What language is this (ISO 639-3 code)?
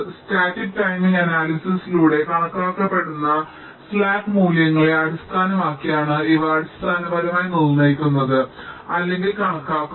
mal